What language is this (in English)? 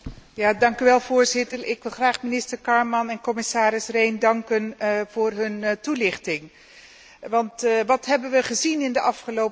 Dutch